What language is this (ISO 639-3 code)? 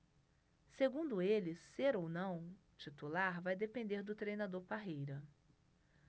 por